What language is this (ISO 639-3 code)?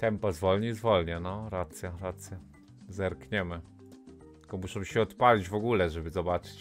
pol